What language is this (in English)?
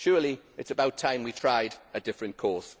English